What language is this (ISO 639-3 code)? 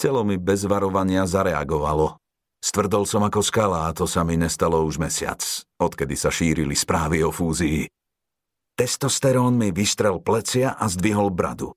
slk